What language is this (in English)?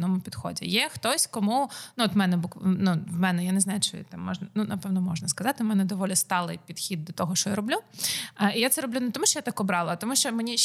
Ukrainian